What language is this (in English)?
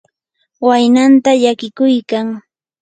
Yanahuanca Pasco Quechua